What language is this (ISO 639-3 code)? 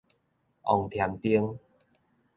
nan